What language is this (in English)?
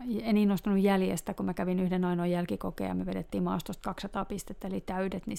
Finnish